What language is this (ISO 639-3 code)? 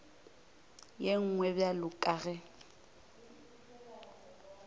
nso